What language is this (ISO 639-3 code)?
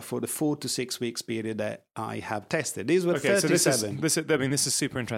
eng